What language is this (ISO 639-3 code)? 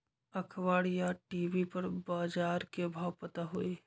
mag